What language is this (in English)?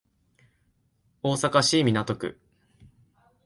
Japanese